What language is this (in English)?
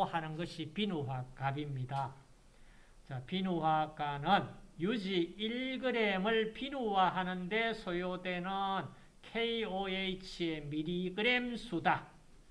Korean